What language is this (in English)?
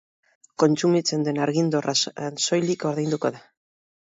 Basque